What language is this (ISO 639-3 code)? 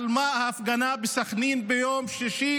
heb